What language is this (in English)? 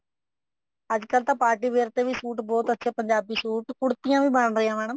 Punjabi